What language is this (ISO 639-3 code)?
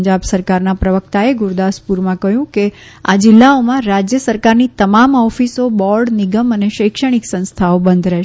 guj